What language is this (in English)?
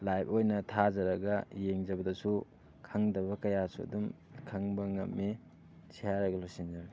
Manipuri